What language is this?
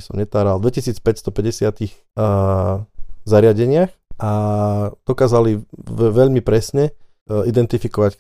Slovak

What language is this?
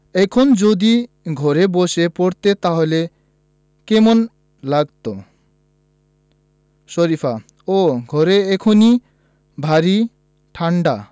Bangla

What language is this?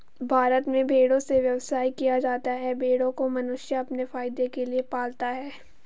Hindi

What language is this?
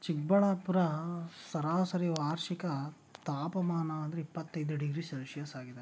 Kannada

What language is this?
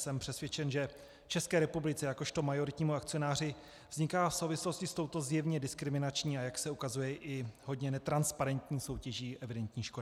Czech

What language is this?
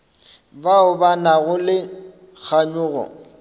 Northern Sotho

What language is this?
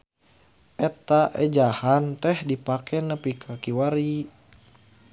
Sundanese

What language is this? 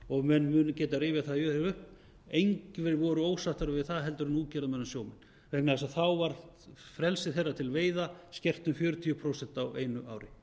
Icelandic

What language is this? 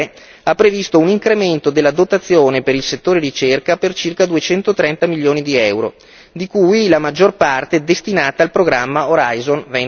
Italian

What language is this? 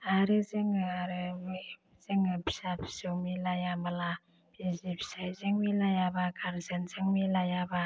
Bodo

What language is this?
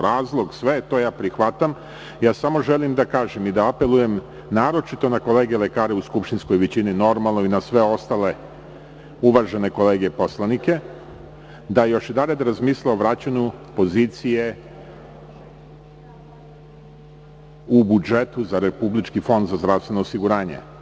Serbian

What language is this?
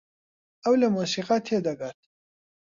Central Kurdish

